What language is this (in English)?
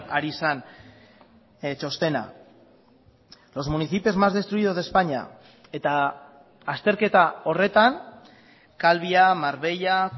Basque